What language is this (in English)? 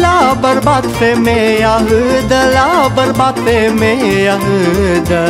Romanian